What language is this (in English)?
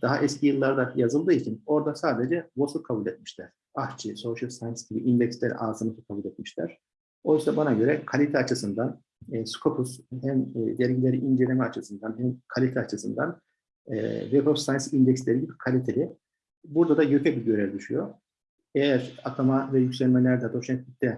Turkish